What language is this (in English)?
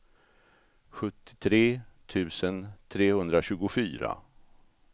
Swedish